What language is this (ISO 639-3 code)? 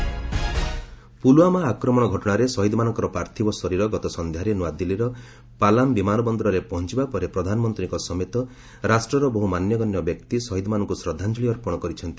ori